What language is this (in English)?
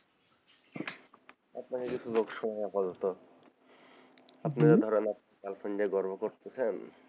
Bangla